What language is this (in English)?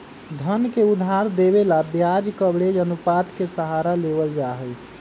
Magahi